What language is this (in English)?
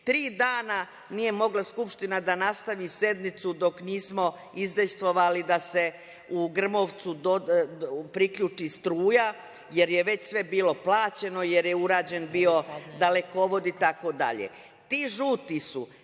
Serbian